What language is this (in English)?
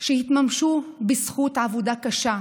Hebrew